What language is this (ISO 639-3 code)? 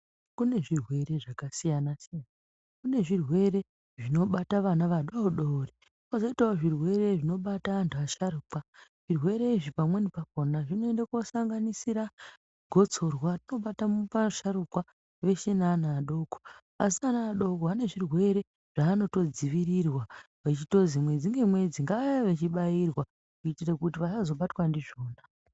ndc